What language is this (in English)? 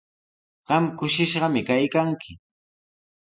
Sihuas Ancash Quechua